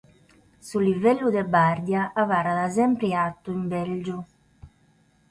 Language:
Sardinian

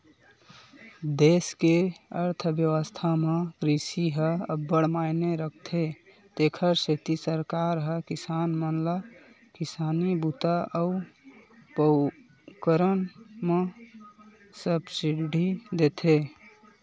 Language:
Chhattisgarhi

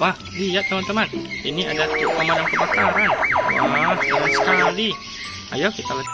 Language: Indonesian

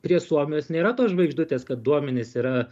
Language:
Lithuanian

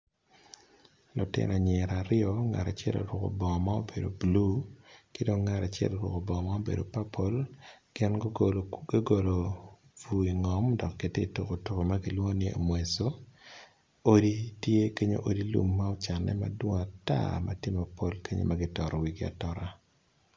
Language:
Acoli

